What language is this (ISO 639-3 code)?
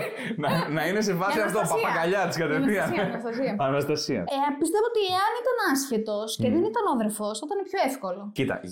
ell